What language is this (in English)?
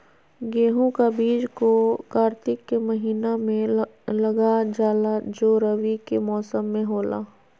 Magahi